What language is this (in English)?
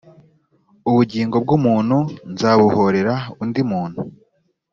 Kinyarwanda